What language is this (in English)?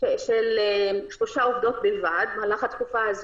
Hebrew